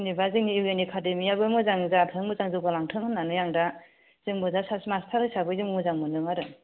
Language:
Bodo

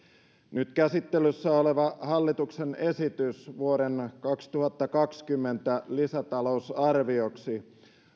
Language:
Finnish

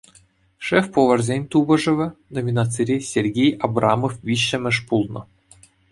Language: Chuvash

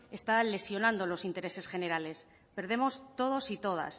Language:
Spanish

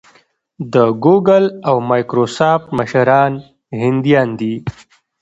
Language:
Pashto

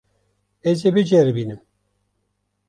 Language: Kurdish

